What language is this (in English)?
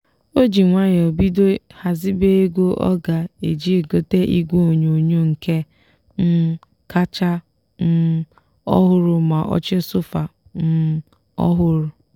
Igbo